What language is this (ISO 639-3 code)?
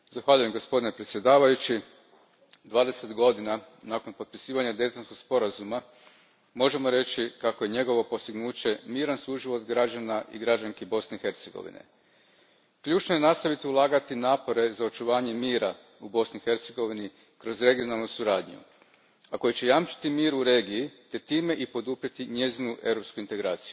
hrv